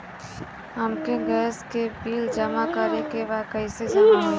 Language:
Bhojpuri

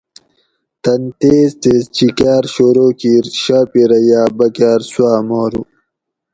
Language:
Gawri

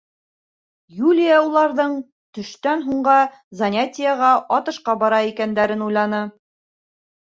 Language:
Bashkir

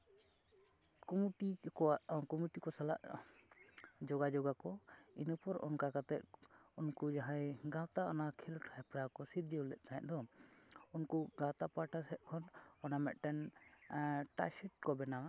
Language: Santali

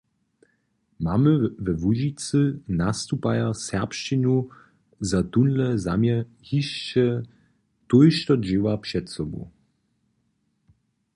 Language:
Upper Sorbian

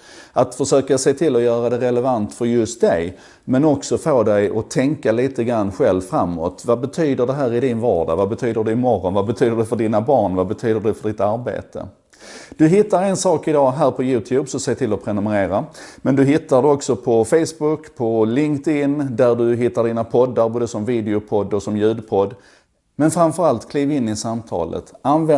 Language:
Swedish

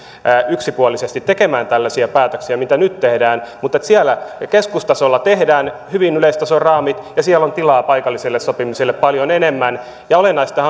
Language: Finnish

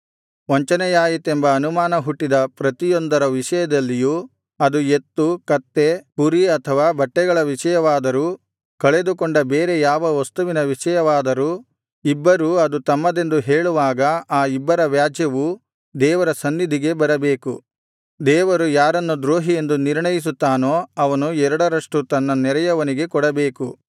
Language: Kannada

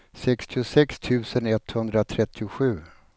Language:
Swedish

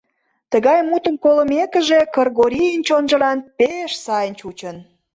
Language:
Mari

